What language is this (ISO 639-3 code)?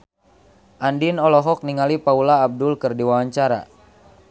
sun